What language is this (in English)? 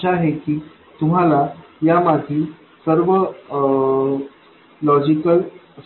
Marathi